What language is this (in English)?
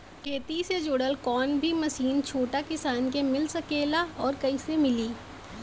Bhojpuri